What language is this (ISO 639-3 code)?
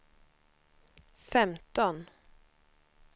swe